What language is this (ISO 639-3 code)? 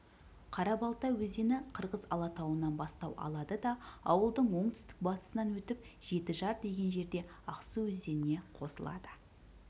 kaz